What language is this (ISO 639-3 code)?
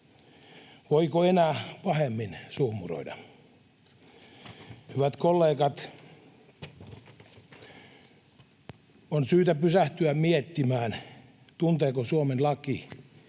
fin